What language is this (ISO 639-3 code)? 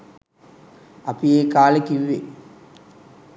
sin